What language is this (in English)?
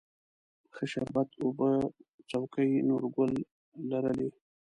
Pashto